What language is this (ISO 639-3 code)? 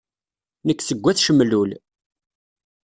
kab